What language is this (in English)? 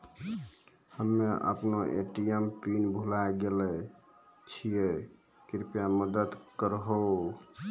Maithili